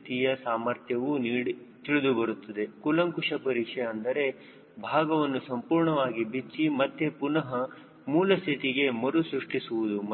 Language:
Kannada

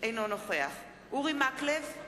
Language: Hebrew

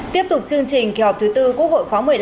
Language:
Vietnamese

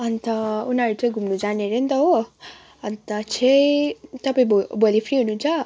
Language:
Nepali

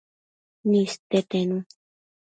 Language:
Matsés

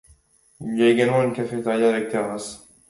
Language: French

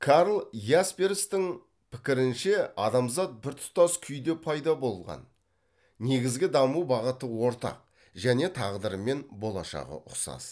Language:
Kazakh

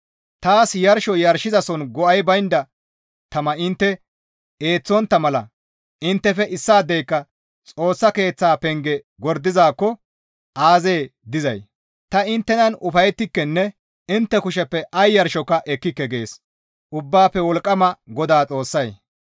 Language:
Gamo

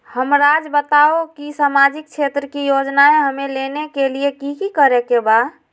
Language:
Magahi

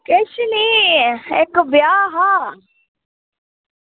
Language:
Dogri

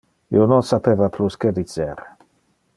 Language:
Interlingua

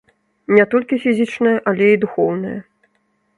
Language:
Belarusian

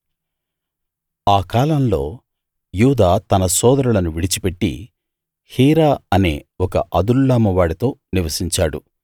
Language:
Telugu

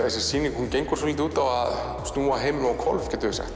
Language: Icelandic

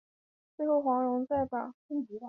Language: Chinese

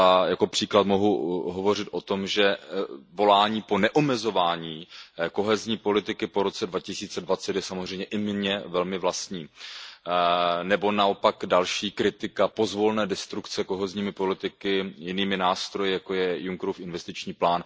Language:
Czech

